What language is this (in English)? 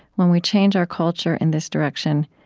English